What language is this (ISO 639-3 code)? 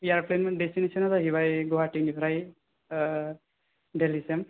brx